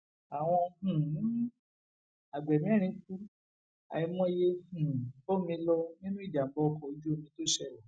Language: Yoruba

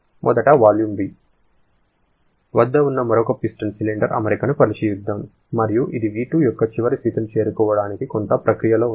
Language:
Telugu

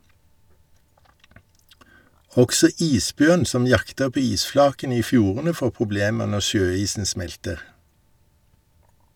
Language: Norwegian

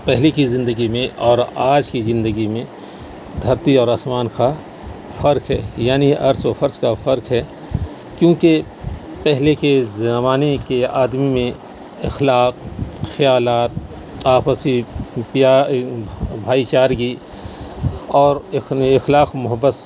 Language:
Urdu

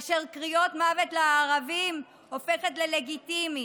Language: Hebrew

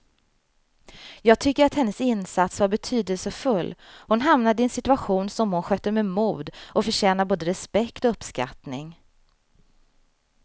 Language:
Swedish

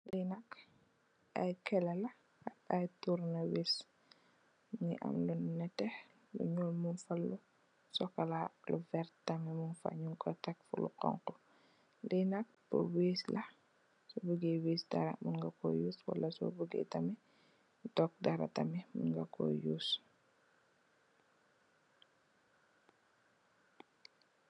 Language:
Wolof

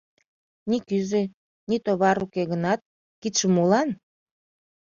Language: Mari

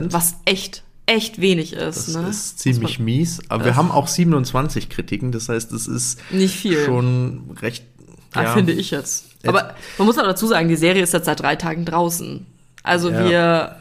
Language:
German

